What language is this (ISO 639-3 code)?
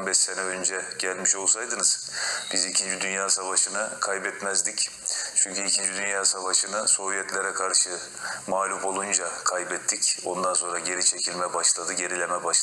tur